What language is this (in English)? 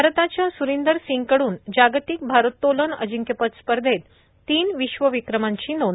Marathi